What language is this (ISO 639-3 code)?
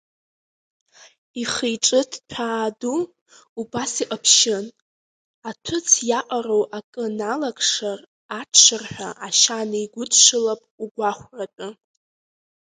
abk